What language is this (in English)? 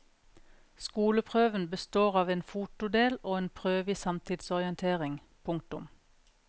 Norwegian